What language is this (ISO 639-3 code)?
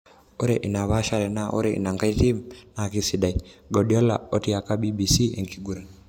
mas